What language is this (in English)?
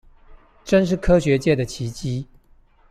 Chinese